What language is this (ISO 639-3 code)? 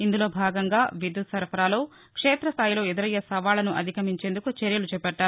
tel